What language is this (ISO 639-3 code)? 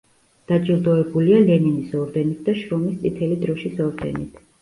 kat